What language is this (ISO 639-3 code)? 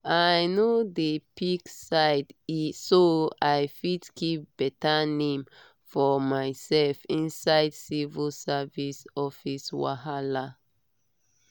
pcm